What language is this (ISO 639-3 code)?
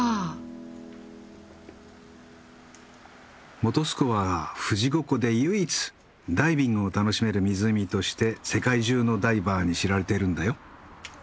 jpn